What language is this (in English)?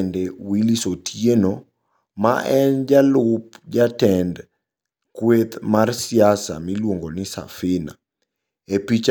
Luo (Kenya and Tanzania)